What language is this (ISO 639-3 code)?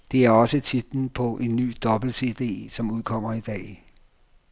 dan